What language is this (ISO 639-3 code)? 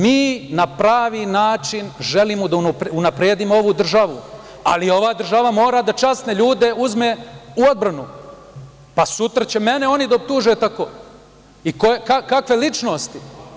srp